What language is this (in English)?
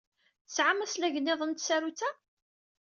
Kabyle